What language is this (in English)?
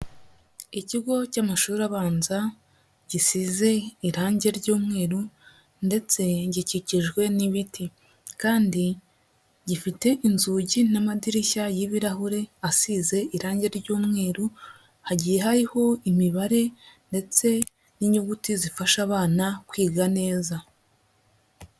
Kinyarwanda